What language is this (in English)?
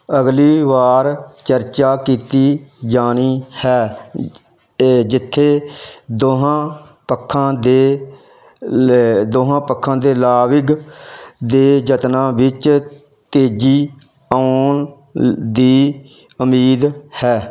Punjabi